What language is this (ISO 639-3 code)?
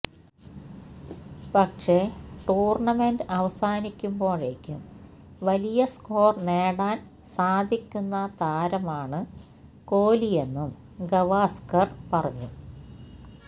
mal